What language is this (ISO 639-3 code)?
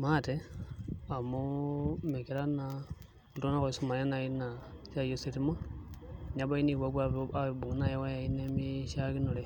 mas